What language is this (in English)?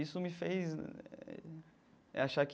Portuguese